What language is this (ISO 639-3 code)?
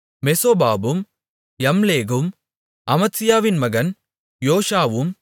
tam